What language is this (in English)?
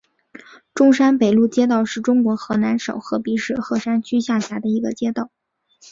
Chinese